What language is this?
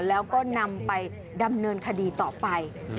Thai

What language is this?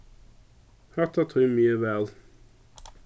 Faroese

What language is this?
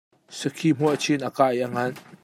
Hakha Chin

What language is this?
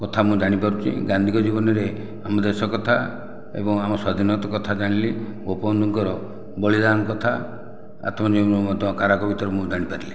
Odia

